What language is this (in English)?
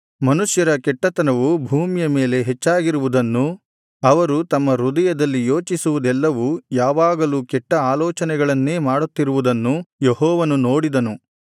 Kannada